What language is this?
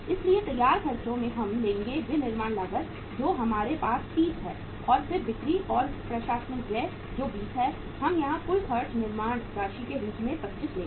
Hindi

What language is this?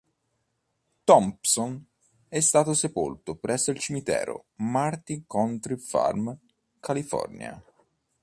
Italian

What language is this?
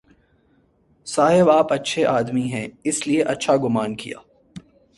Urdu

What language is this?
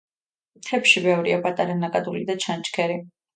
Georgian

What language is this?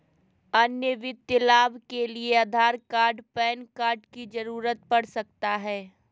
Magahi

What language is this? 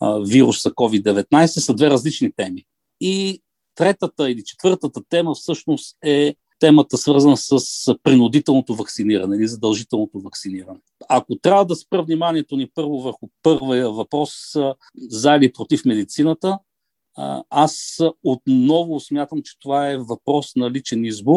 Bulgarian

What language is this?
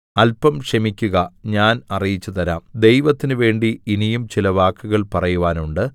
Malayalam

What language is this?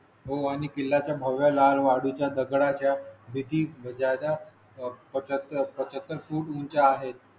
Marathi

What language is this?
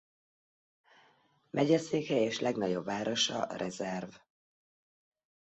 Hungarian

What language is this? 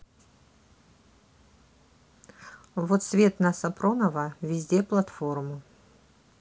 Russian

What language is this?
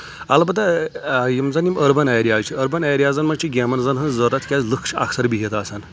Kashmiri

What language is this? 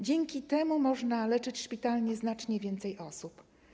Polish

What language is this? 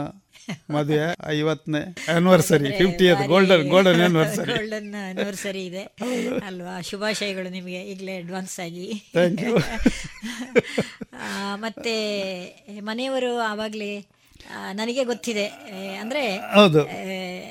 Kannada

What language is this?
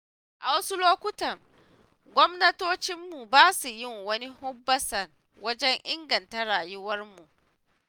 Hausa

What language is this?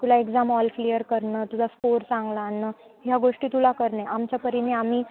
Marathi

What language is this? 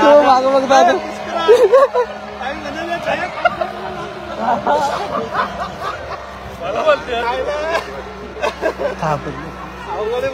Arabic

